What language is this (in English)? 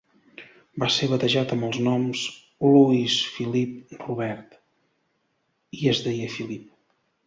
Catalan